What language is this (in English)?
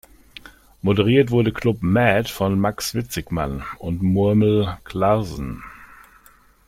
German